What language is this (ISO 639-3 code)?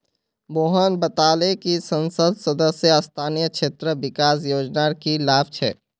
mag